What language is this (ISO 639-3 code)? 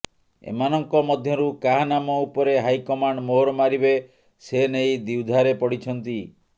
ori